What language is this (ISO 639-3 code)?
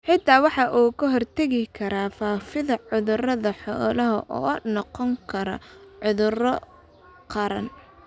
som